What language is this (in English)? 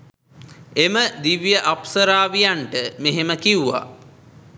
Sinhala